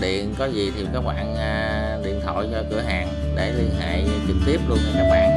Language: Vietnamese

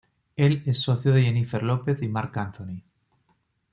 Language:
Spanish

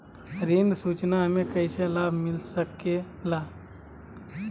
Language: Magahi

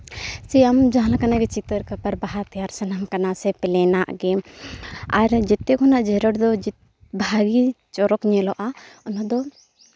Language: Santali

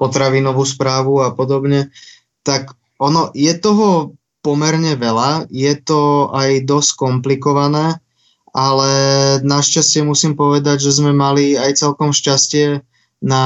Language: Slovak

